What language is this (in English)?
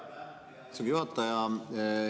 Estonian